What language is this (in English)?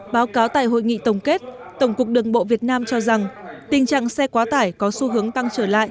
Vietnamese